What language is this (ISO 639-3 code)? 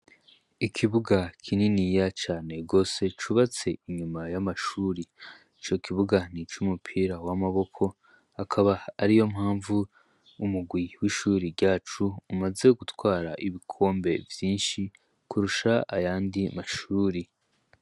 run